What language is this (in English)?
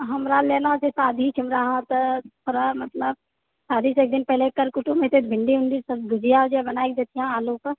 Maithili